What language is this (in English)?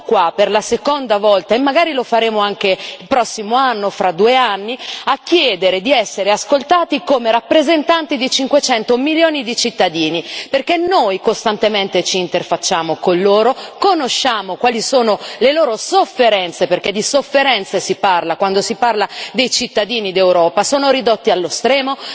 Italian